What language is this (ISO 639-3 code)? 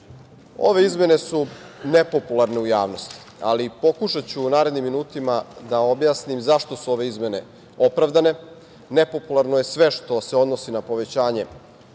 srp